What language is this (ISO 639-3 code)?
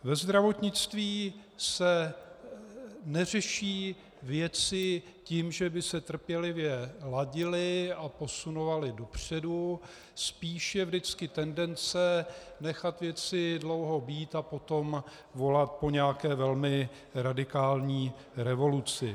ces